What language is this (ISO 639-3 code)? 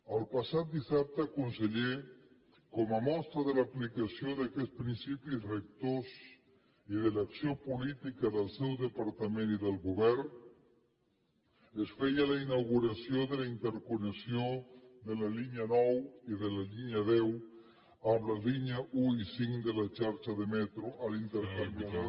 cat